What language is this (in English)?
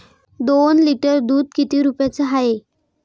Marathi